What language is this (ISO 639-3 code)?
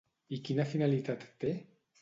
cat